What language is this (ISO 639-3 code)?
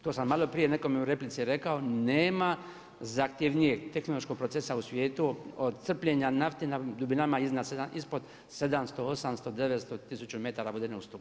hrv